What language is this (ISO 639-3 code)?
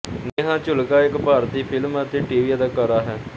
pan